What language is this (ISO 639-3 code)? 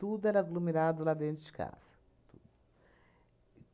por